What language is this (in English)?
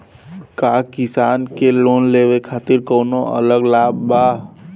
Bhojpuri